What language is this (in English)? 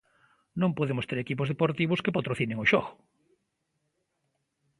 Galician